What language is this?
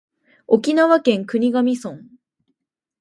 Japanese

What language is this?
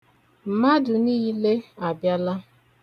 Igbo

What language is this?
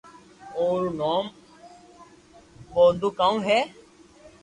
Loarki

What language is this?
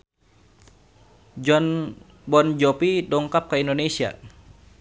Sundanese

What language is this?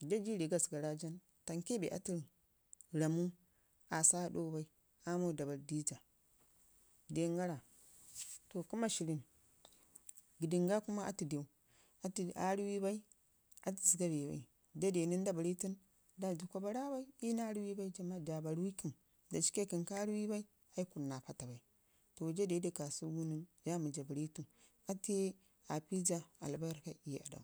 Ngizim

